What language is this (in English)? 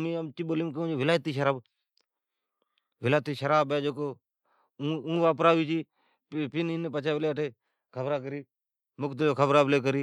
Od